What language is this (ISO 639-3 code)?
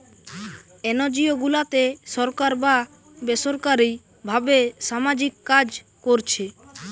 ben